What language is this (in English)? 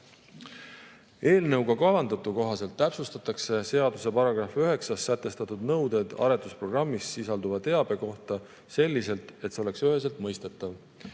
Estonian